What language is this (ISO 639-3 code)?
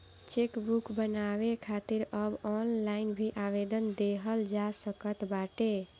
bho